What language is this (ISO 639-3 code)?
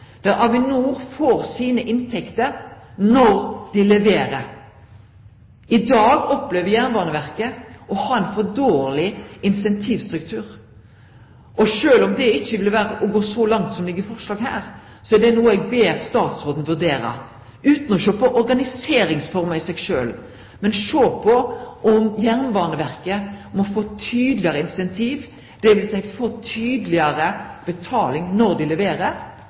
nno